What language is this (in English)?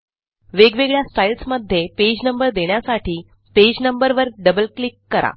Marathi